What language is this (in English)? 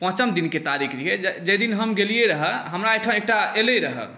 Maithili